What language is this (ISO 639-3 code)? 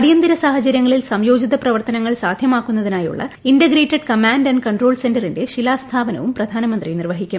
mal